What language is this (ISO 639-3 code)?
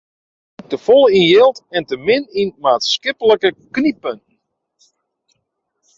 fry